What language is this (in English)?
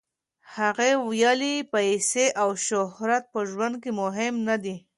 Pashto